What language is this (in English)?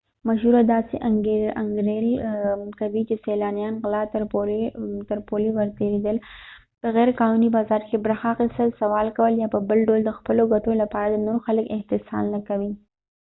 Pashto